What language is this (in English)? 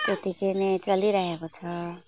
Nepali